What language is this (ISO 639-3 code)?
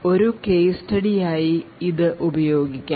mal